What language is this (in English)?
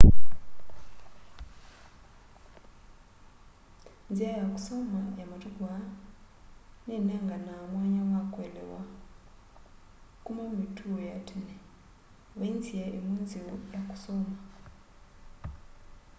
Kamba